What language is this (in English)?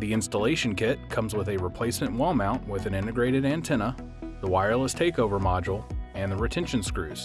English